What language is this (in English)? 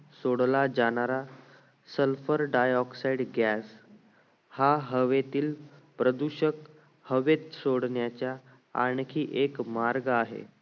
Marathi